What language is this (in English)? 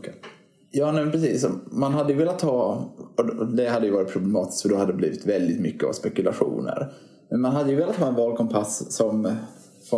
Swedish